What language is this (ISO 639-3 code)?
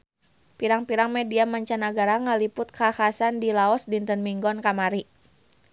sun